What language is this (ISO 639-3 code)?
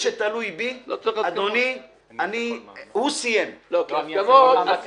heb